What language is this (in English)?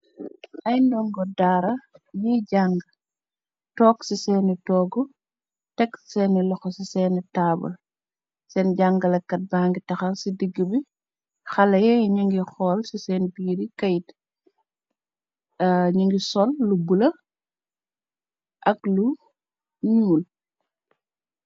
Wolof